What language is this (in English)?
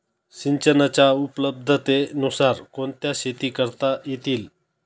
Marathi